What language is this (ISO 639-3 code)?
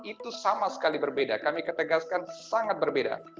ind